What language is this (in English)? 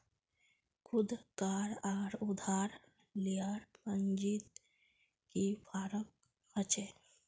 Magahi